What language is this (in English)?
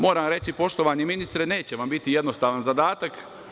Serbian